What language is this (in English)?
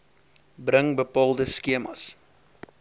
Afrikaans